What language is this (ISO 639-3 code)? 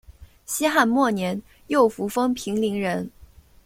zho